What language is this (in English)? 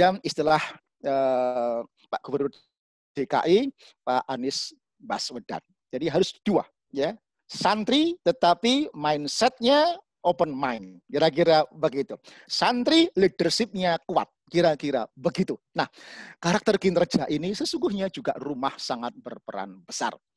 Indonesian